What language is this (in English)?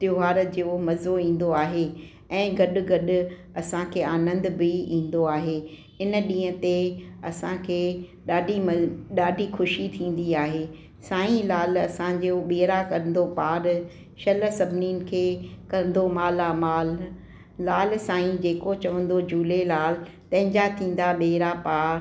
Sindhi